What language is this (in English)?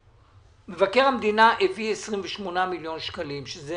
Hebrew